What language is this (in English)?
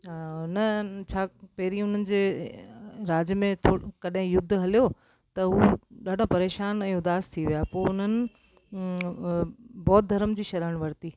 Sindhi